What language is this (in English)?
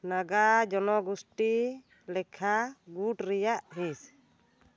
Santali